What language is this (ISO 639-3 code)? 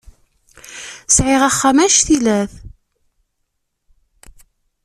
kab